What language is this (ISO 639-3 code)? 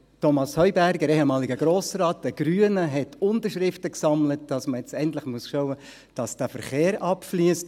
gsw